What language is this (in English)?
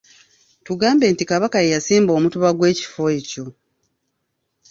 Ganda